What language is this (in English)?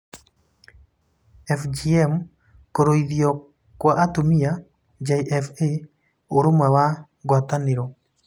Kikuyu